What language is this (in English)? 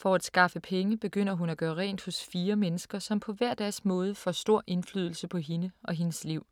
Danish